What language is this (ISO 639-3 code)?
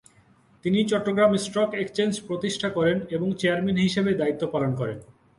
ben